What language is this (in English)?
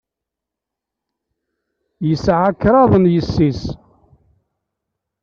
Kabyle